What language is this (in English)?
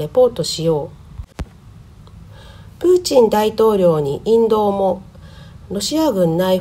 Japanese